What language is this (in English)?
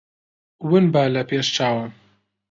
Central Kurdish